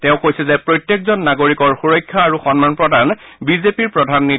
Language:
Assamese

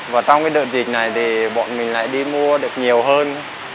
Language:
Vietnamese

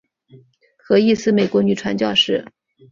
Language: Chinese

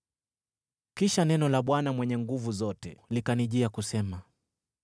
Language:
Swahili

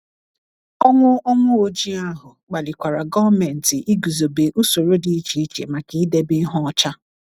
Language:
Igbo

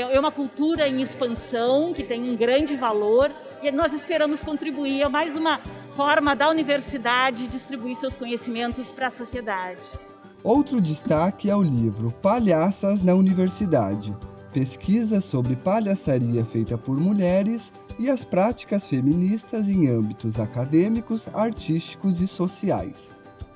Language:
Portuguese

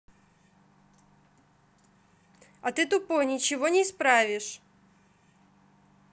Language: Russian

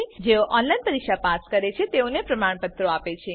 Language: Gujarati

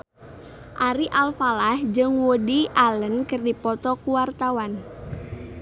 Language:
Sundanese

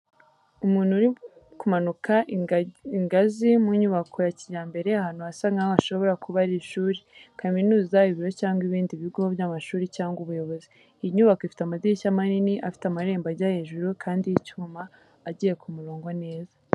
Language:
Kinyarwanda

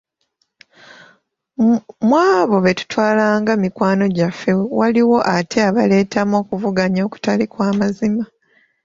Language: Ganda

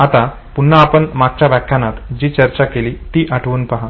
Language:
Marathi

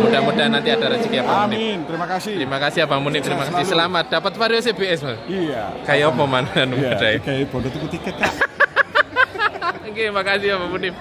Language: Indonesian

